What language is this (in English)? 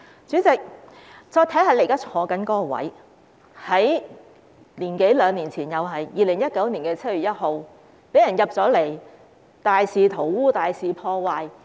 Cantonese